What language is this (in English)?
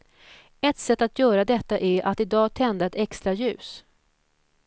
Swedish